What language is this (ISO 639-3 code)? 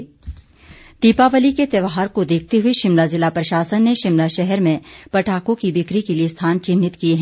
hin